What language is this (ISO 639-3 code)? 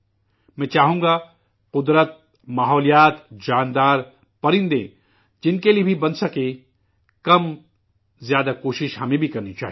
urd